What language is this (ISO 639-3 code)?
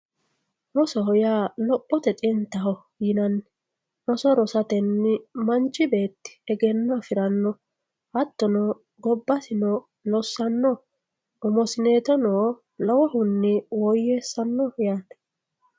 sid